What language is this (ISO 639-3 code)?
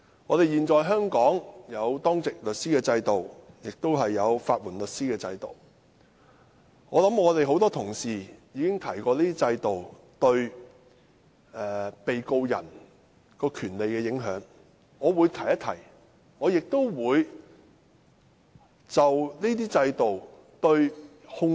yue